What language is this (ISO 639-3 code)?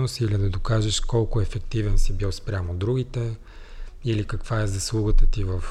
bul